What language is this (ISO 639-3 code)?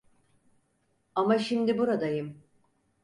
tur